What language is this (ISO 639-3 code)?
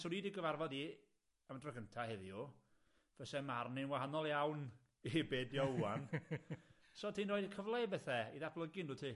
cym